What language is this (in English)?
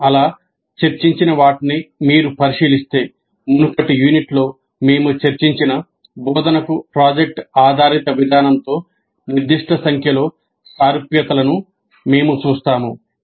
Telugu